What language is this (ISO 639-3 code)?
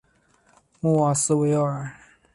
zho